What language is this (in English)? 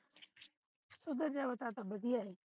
Punjabi